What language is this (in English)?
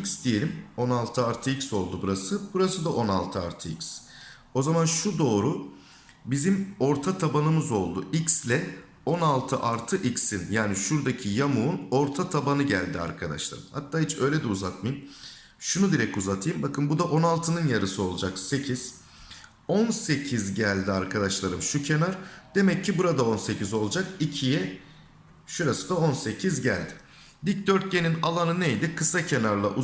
Turkish